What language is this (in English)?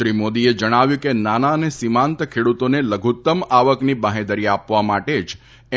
Gujarati